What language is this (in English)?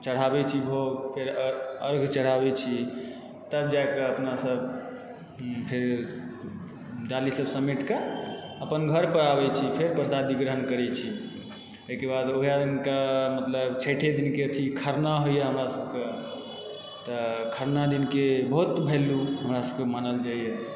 Maithili